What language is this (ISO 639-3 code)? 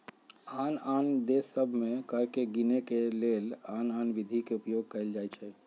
mag